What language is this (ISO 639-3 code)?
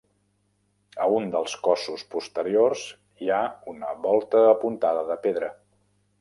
cat